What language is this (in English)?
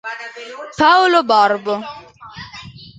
Italian